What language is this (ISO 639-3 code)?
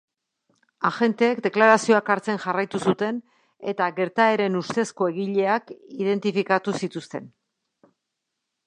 eus